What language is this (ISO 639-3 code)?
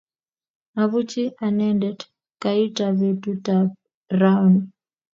kln